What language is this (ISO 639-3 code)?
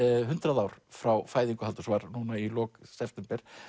isl